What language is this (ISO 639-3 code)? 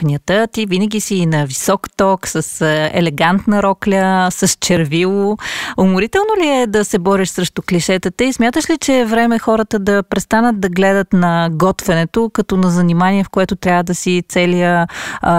bul